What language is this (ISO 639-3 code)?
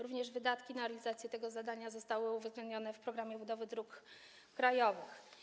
pol